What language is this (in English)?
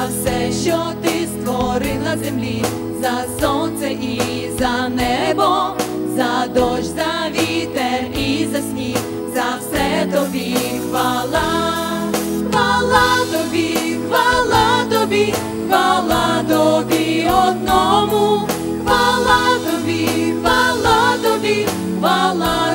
Ukrainian